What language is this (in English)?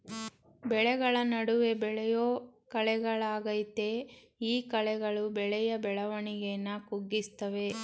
Kannada